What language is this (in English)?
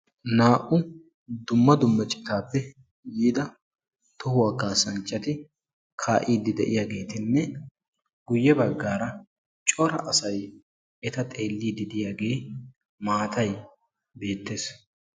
Wolaytta